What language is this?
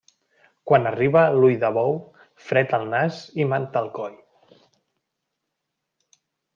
Catalan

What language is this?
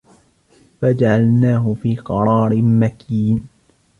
Arabic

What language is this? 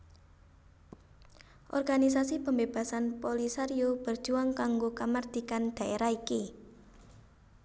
Javanese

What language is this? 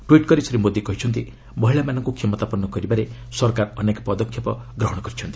Odia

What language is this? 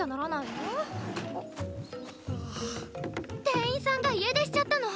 Japanese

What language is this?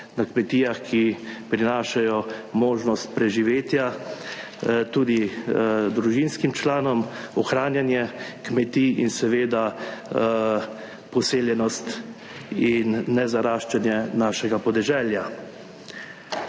Slovenian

